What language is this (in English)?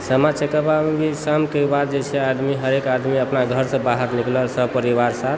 Maithili